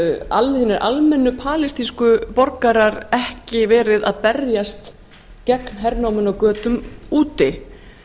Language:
Icelandic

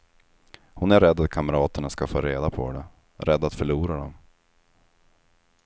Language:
Swedish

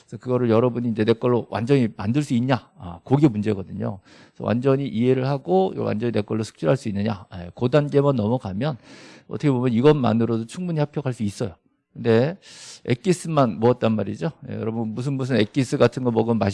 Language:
Korean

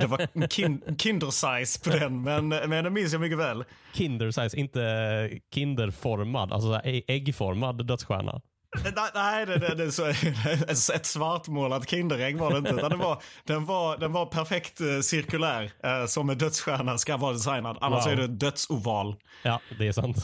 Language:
Swedish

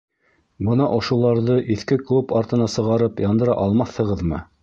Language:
Bashkir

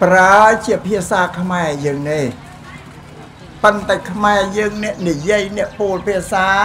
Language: Thai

